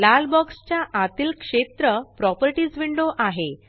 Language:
Marathi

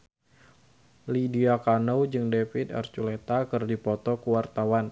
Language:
Sundanese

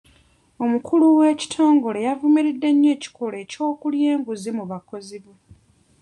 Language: Ganda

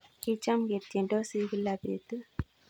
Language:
Kalenjin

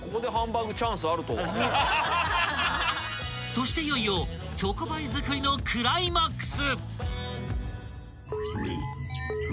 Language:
Japanese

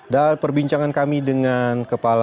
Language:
Indonesian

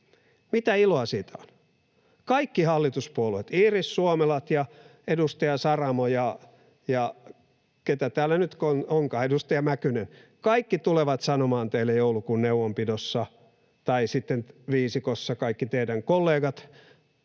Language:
Finnish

